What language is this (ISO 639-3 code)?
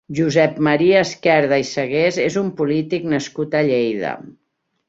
cat